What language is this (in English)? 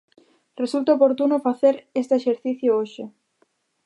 Galician